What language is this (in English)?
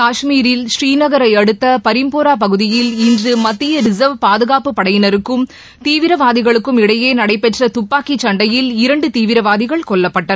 Tamil